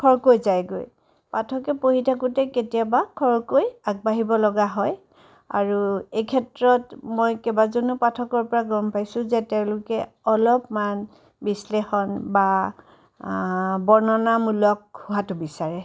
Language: Assamese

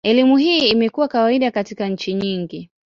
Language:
Swahili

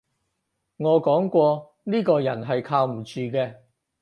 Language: Cantonese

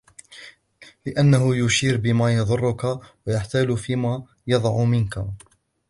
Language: Arabic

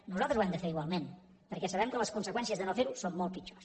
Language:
Catalan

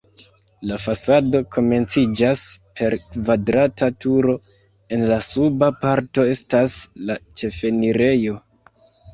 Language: Esperanto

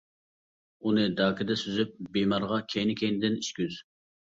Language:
Uyghur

